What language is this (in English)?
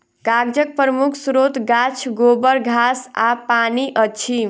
Maithili